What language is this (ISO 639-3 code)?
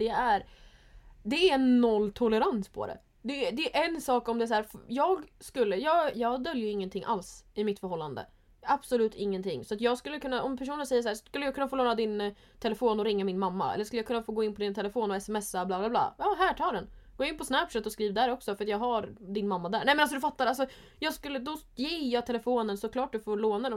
swe